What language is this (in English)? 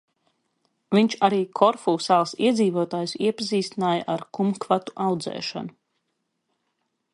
Latvian